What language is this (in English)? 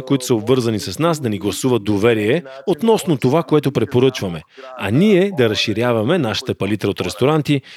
Bulgarian